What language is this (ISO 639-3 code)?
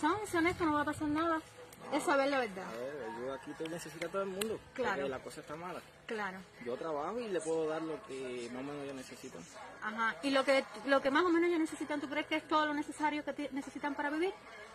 spa